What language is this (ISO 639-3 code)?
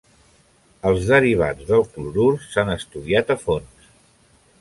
cat